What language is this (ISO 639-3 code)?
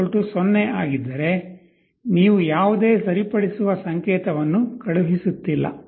kan